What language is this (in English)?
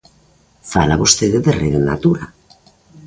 Galician